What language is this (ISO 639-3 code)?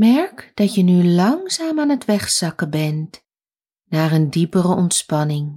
nld